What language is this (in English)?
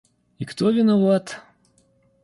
Russian